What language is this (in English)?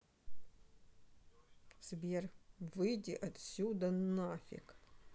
Russian